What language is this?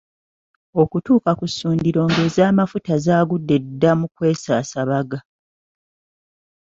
Ganda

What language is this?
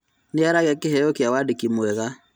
Kikuyu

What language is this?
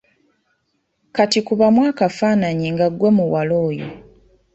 Ganda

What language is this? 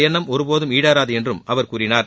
Tamil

